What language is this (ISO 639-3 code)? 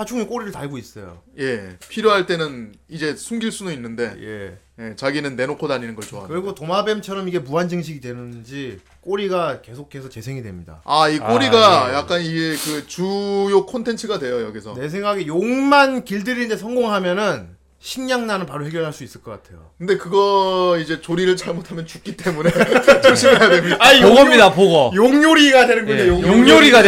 kor